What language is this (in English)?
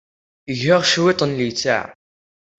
Kabyle